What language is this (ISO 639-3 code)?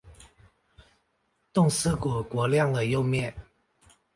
zho